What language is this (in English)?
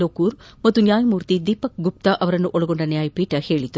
Kannada